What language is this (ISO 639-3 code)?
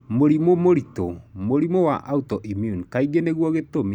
kik